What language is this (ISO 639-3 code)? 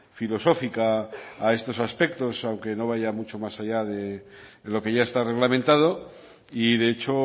spa